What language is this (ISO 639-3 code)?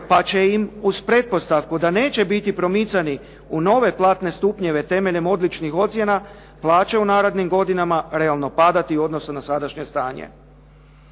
hrv